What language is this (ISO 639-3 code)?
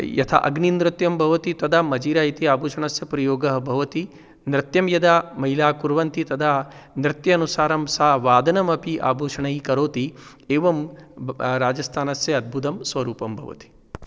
san